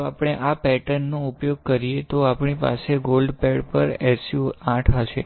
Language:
Gujarati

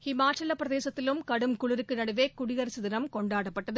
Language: Tamil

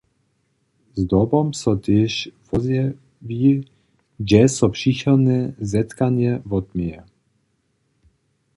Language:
Upper Sorbian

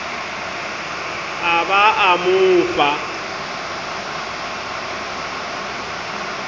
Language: Southern Sotho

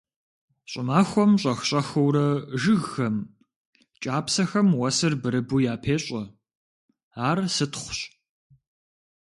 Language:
Kabardian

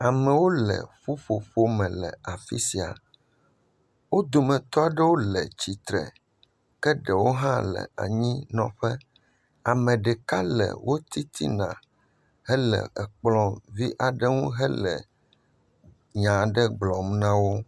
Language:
Ewe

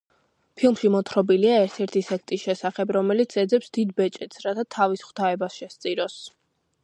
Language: Georgian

